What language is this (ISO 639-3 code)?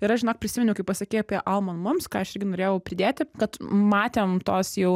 lit